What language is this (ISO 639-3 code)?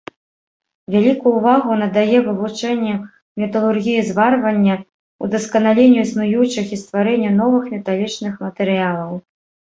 bel